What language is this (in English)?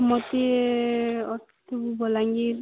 Odia